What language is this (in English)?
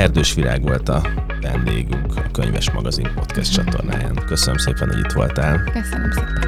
Hungarian